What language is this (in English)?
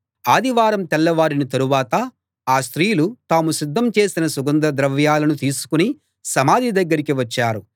Telugu